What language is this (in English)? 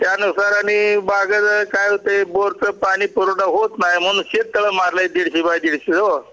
Marathi